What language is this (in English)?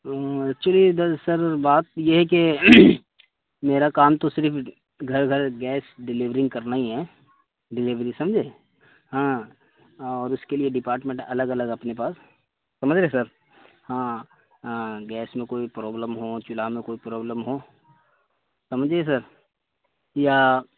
Urdu